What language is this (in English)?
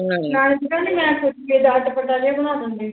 Punjabi